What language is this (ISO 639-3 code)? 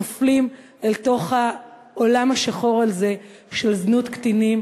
heb